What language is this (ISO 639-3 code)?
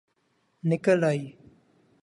urd